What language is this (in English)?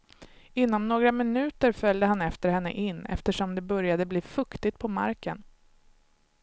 Swedish